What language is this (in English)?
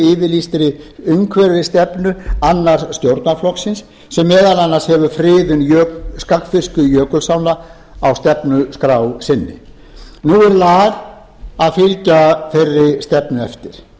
Icelandic